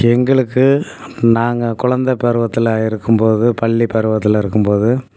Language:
Tamil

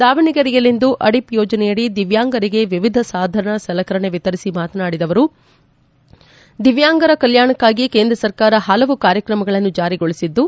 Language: Kannada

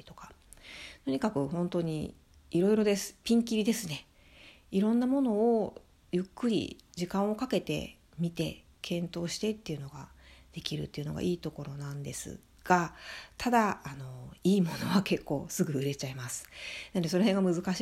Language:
Japanese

